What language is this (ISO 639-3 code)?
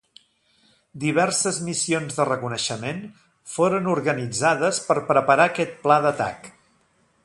cat